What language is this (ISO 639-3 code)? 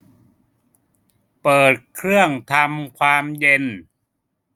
tha